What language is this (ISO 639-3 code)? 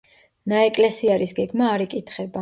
kat